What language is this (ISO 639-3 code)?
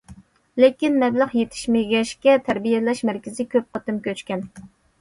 uig